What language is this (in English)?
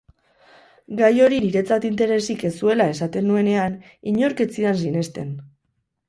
Basque